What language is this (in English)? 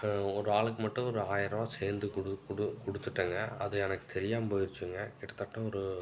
Tamil